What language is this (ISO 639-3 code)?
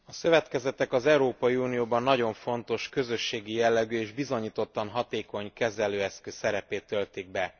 hun